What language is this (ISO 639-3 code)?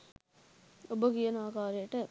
sin